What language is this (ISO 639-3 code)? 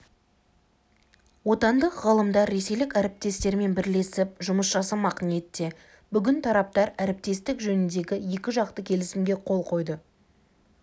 kaz